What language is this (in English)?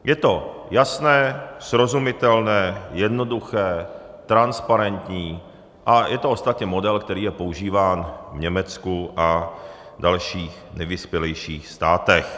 Czech